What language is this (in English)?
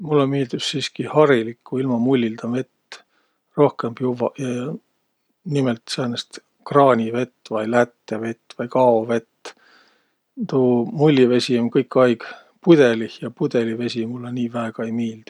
Võro